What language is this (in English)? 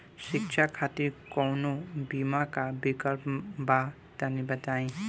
Bhojpuri